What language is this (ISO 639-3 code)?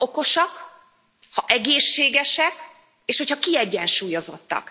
hun